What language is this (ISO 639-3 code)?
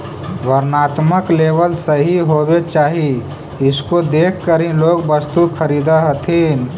mag